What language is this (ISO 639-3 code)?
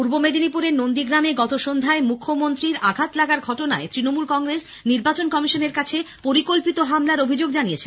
ben